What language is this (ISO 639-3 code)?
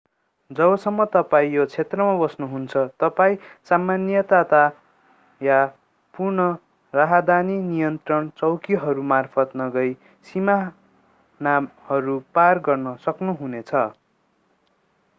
nep